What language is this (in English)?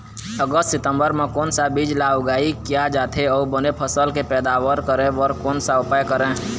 Chhattisgarhi